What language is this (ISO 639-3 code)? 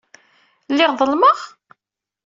kab